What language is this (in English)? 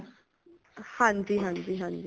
Punjabi